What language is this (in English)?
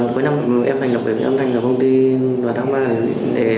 Vietnamese